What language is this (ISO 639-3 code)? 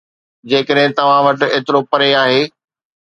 snd